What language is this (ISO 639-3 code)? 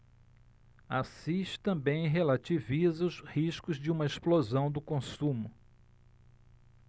por